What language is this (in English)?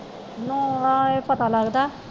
Punjabi